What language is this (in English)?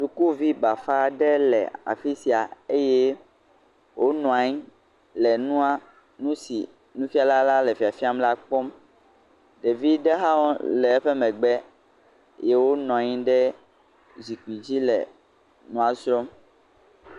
Ewe